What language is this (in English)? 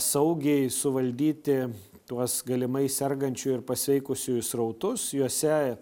Lithuanian